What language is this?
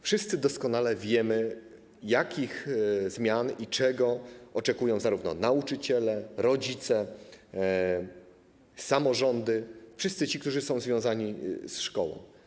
Polish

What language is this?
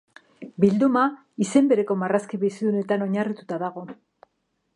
Basque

